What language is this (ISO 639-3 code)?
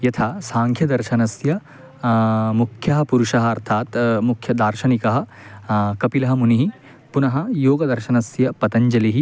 san